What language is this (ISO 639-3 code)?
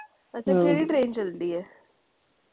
pan